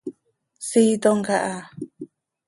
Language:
Seri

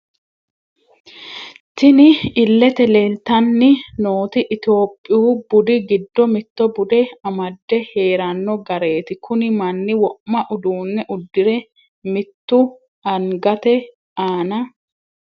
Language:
Sidamo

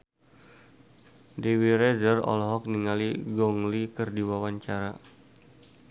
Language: Sundanese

